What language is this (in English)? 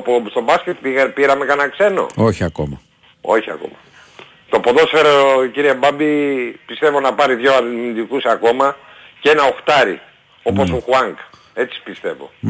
Greek